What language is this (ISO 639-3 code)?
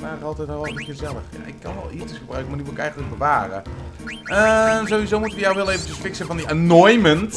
nld